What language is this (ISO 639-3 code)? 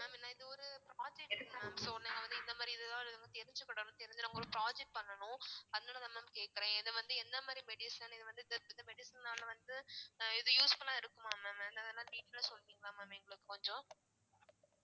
tam